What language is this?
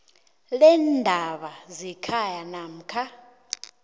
South Ndebele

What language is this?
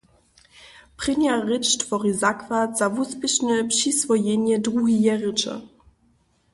Upper Sorbian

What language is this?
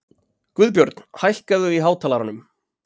Icelandic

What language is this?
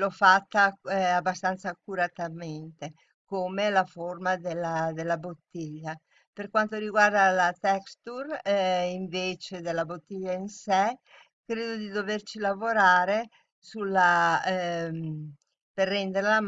Italian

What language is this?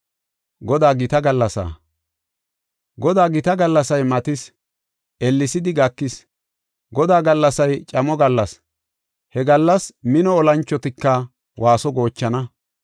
Gofa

